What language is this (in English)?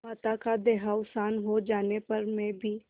Hindi